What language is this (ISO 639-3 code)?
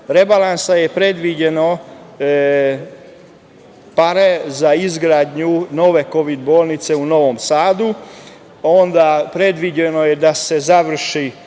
srp